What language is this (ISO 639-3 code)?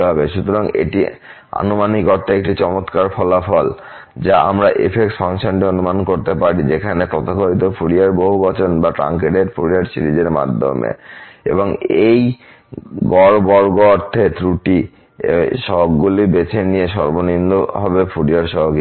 ben